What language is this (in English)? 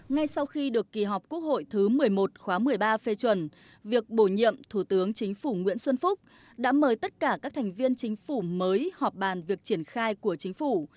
Vietnamese